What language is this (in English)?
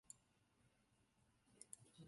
Chinese